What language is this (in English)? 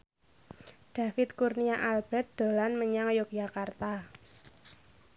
Javanese